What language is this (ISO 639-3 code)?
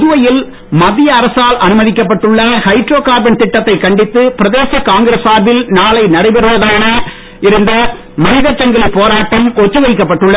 tam